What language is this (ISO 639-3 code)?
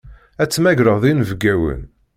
kab